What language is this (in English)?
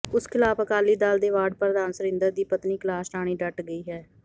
Punjabi